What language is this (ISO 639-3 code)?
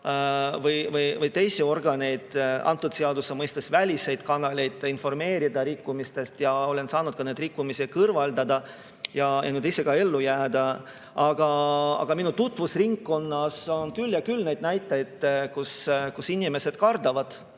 est